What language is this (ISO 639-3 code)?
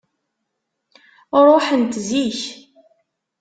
kab